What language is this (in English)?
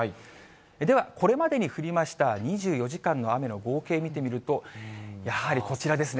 Japanese